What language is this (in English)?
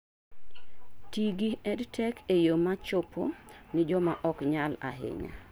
Luo (Kenya and Tanzania)